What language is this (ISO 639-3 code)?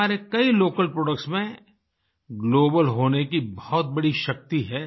hin